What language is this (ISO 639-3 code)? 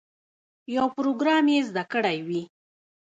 pus